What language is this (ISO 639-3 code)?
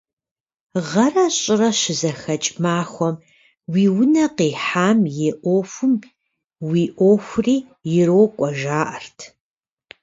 kbd